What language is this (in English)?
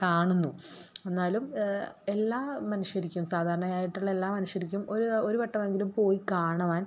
Malayalam